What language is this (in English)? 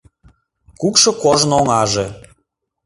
Mari